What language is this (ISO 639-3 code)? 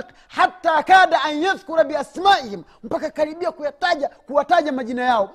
swa